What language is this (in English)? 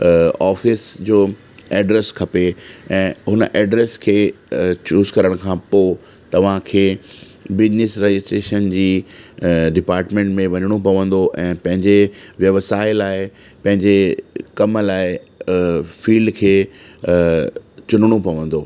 Sindhi